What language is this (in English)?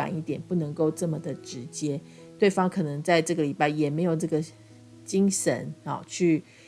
Chinese